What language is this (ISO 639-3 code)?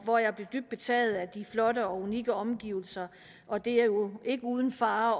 dan